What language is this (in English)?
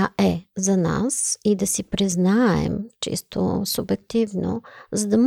Bulgarian